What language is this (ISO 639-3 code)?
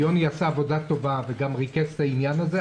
heb